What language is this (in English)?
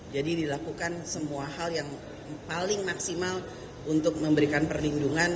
Indonesian